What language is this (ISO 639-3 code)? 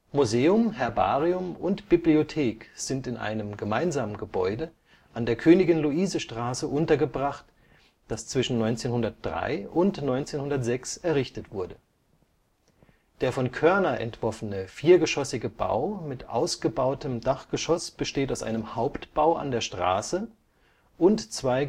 deu